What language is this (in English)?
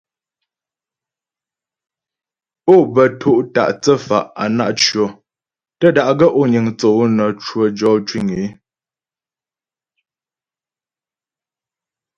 Ghomala